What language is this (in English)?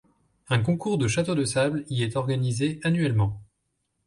French